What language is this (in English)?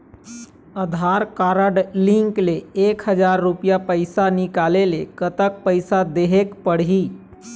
Chhattisgarhi